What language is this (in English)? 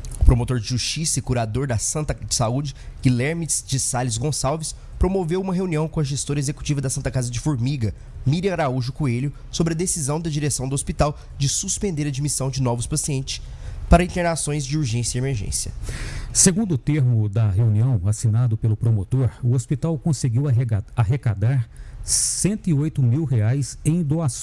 Portuguese